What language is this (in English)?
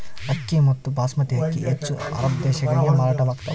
Kannada